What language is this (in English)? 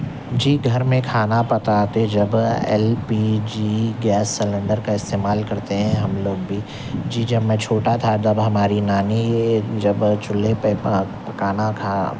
Urdu